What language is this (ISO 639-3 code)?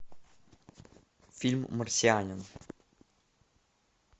rus